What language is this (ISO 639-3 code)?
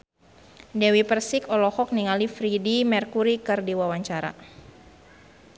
sun